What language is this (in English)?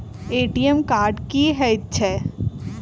Maithili